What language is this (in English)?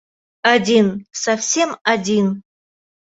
Bashkir